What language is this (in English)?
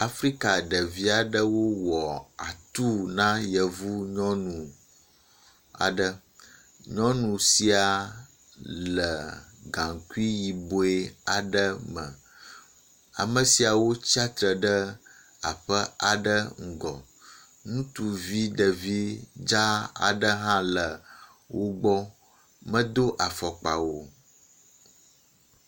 Ewe